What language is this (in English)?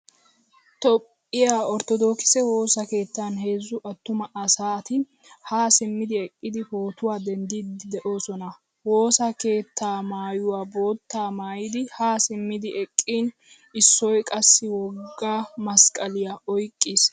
Wolaytta